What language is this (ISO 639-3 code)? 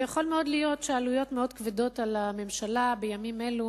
heb